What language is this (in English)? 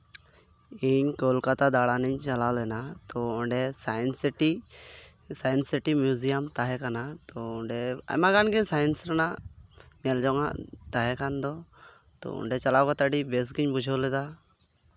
Santali